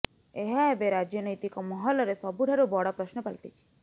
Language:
Odia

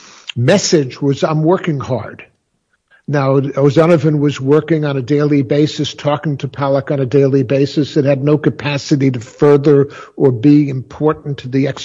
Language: English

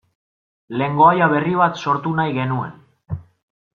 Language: Basque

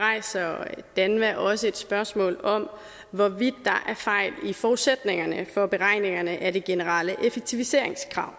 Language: Danish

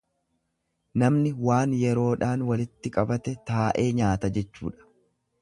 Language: Oromo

